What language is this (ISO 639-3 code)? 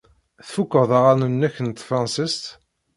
kab